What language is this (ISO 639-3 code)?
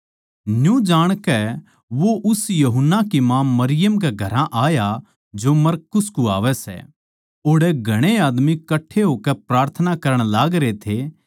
bgc